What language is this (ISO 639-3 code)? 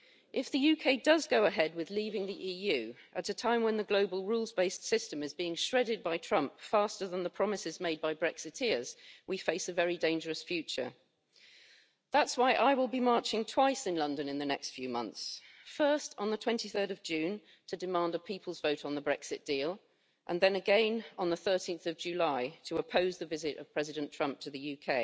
eng